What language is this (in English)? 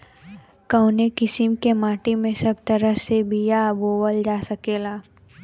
Bhojpuri